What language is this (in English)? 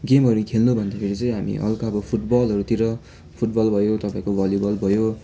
Nepali